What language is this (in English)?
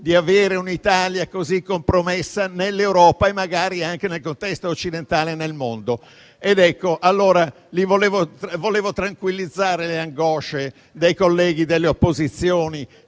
Italian